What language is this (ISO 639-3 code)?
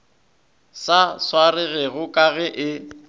nso